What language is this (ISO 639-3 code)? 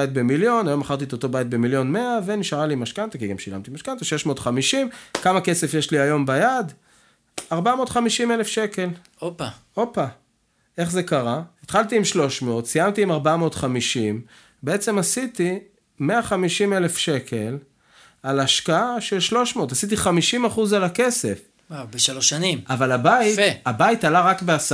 heb